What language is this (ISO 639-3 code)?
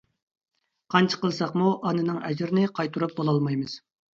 uig